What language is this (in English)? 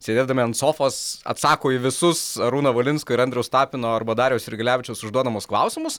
Lithuanian